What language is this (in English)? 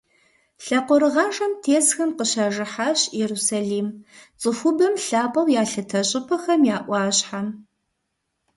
Kabardian